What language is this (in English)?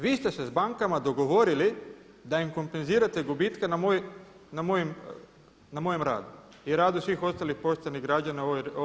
Croatian